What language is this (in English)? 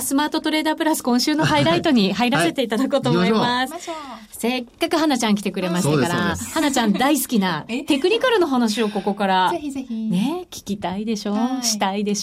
Japanese